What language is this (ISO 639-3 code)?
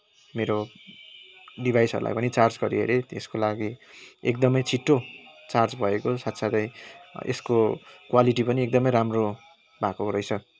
nep